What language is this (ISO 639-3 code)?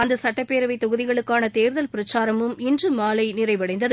tam